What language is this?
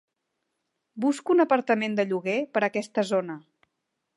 Catalan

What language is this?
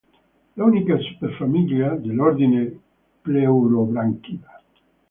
Italian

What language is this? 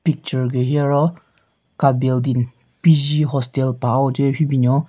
Southern Rengma Naga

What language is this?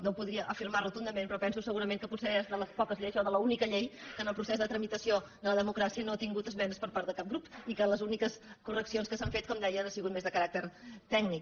Catalan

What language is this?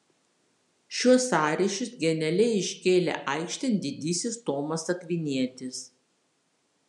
Lithuanian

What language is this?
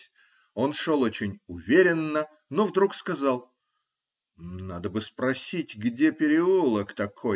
Russian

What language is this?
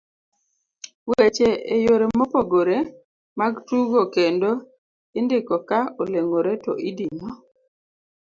Luo (Kenya and Tanzania)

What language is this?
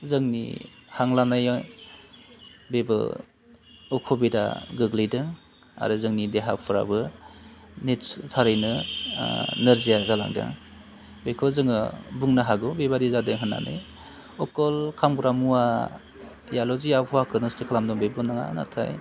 Bodo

